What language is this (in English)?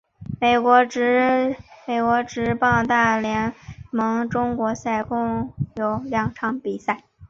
Chinese